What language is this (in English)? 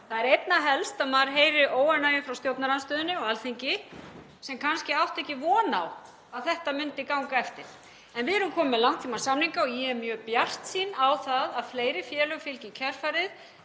Icelandic